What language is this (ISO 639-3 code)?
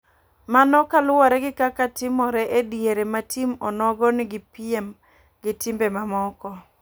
luo